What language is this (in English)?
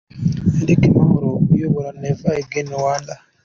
Kinyarwanda